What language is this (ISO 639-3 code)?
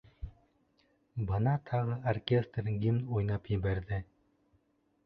bak